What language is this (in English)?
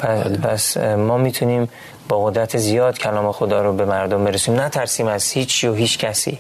Persian